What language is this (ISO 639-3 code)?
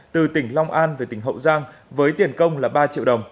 vie